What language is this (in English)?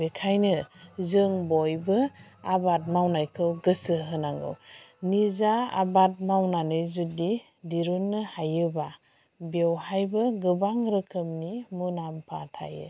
Bodo